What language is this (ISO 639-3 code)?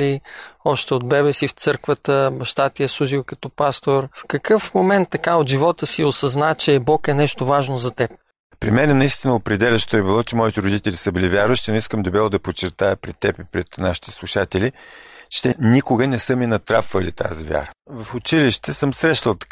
bul